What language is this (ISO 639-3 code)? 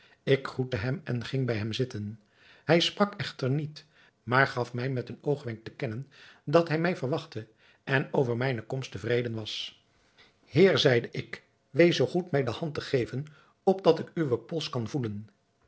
nld